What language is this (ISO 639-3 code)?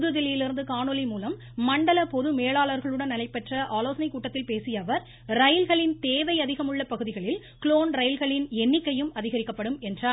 tam